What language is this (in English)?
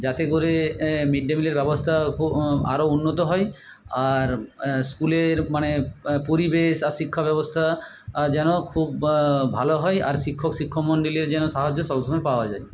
Bangla